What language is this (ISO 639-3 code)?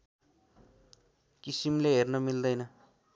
nep